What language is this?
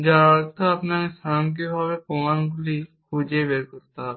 Bangla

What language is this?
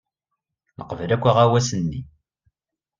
Kabyle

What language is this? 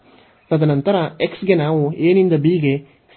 Kannada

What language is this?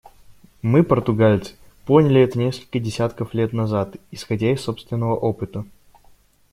Russian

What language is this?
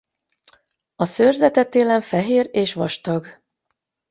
Hungarian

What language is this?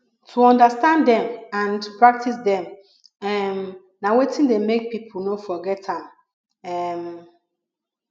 Nigerian Pidgin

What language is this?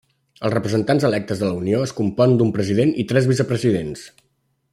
Catalan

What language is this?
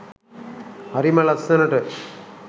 Sinhala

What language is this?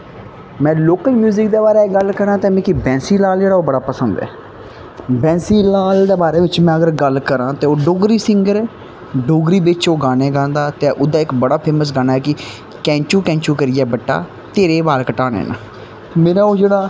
Dogri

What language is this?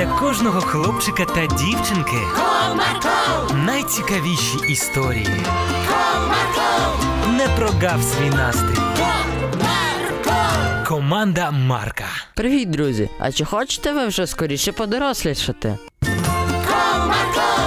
Ukrainian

